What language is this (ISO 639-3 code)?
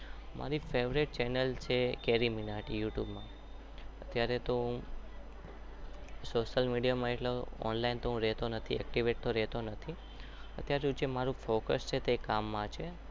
guj